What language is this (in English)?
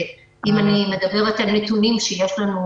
Hebrew